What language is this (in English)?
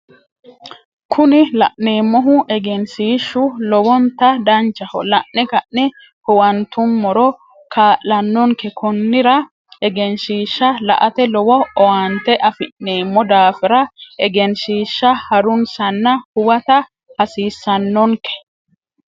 Sidamo